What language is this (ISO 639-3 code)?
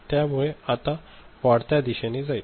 mar